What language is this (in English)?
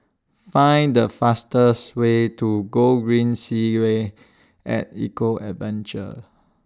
English